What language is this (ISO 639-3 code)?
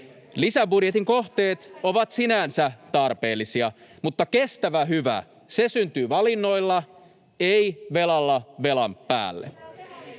fin